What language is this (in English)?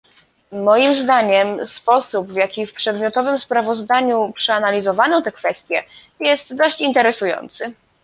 Polish